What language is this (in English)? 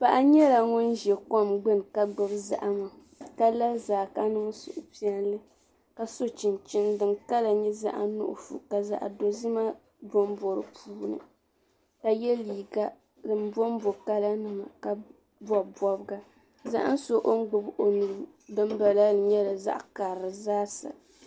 Dagbani